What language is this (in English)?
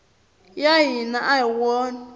Tsonga